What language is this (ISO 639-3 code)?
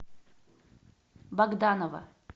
rus